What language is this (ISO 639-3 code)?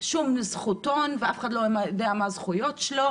heb